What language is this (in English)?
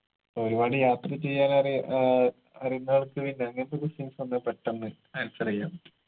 Malayalam